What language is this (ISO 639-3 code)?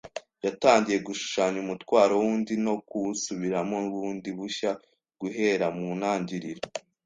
kin